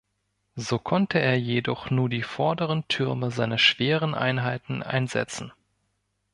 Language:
German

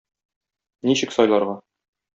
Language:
Tatar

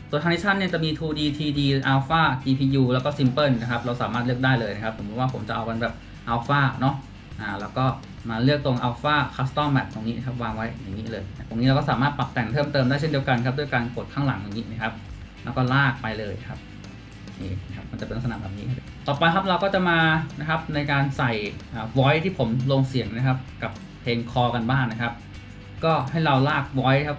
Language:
Thai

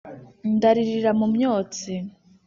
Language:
Kinyarwanda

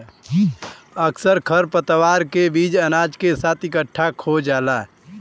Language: Bhojpuri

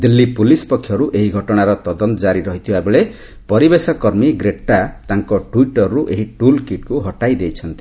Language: Odia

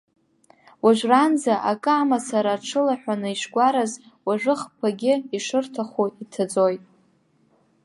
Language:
Abkhazian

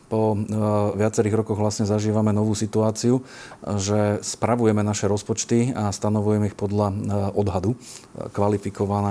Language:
Slovak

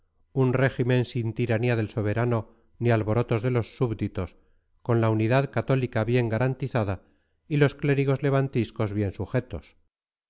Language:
Spanish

